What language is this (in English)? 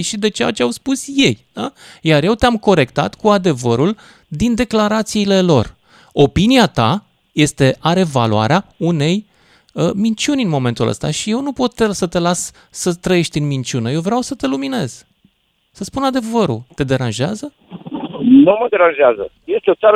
Romanian